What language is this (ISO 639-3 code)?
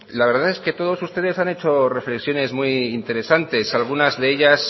spa